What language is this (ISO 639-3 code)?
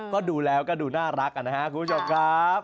tha